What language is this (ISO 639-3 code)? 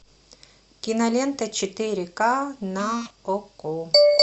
rus